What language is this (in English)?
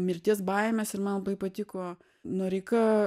Lithuanian